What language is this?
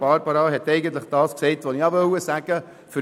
Swiss German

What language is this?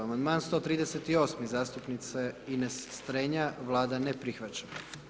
Croatian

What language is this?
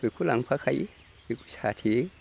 Bodo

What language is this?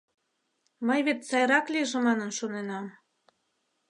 Mari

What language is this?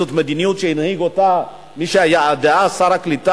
Hebrew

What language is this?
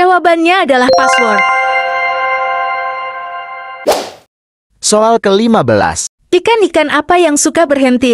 Indonesian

